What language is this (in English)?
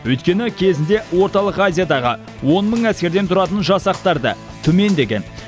Kazakh